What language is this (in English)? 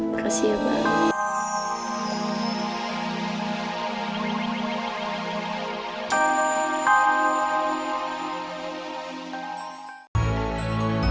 Indonesian